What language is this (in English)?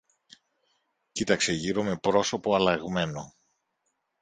Greek